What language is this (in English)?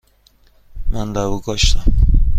Persian